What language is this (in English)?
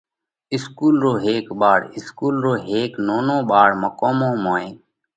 Parkari Koli